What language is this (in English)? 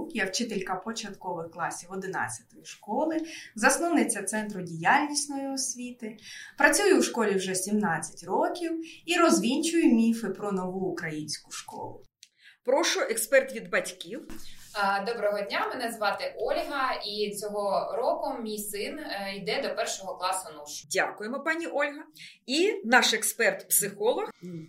Ukrainian